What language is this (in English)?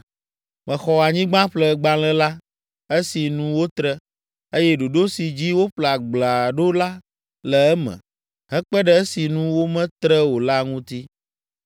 Ewe